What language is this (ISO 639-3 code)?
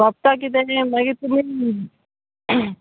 kok